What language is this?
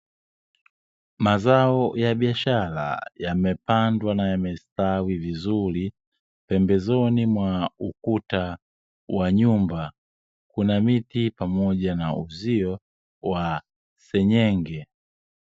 Swahili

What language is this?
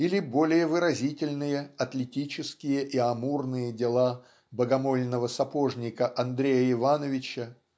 Russian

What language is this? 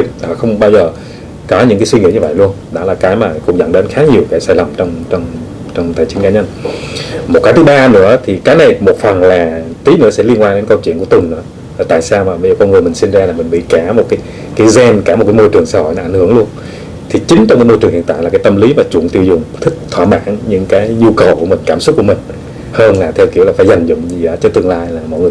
Vietnamese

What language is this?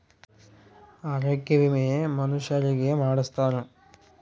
Kannada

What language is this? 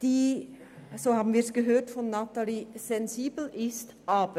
Swiss German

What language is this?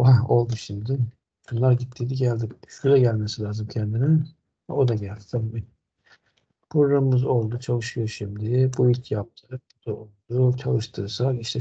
Turkish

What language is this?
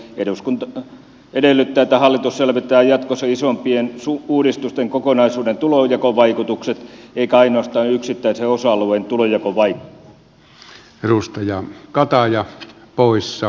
Finnish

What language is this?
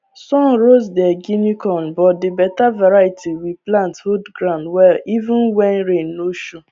Nigerian Pidgin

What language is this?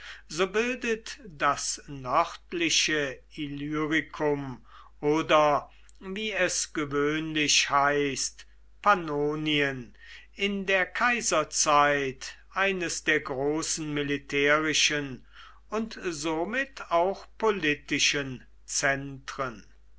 German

